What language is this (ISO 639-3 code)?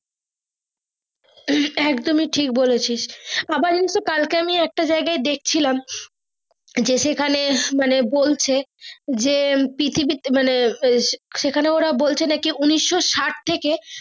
ben